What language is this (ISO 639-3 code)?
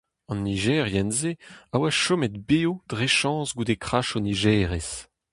bre